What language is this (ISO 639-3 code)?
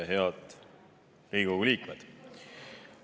est